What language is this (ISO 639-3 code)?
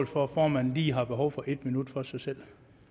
dan